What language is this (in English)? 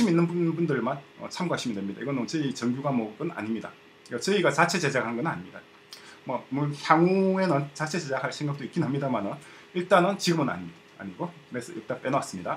Korean